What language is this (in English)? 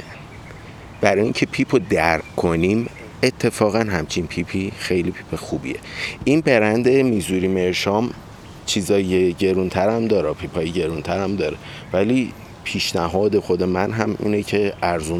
Persian